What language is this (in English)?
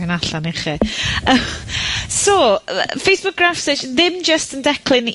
Welsh